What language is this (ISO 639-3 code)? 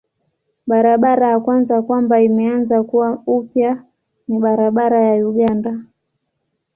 swa